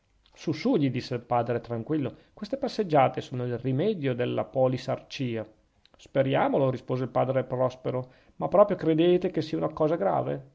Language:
Italian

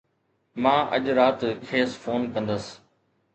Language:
Sindhi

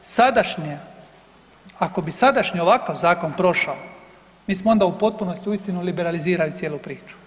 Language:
Croatian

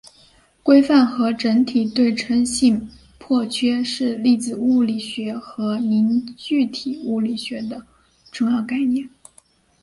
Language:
Chinese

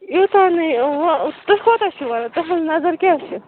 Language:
Kashmiri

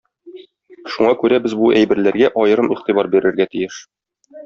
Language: Tatar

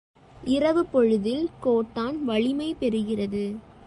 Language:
Tamil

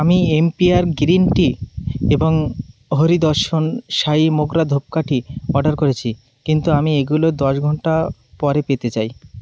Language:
Bangla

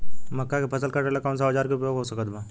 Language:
Bhojpuri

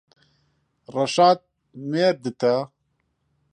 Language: Central Kurdish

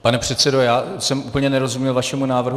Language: Czech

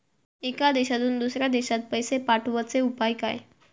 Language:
Marathi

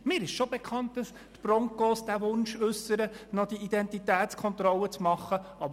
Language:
Swiss German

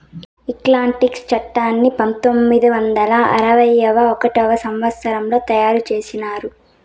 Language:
Telugu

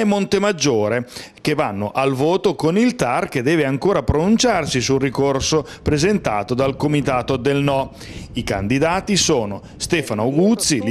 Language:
Italian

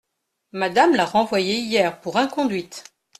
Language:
French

